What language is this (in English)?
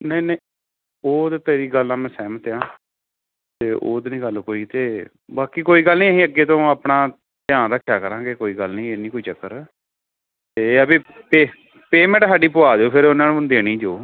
Punjabi